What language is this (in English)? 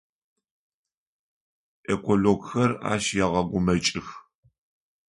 Adyghe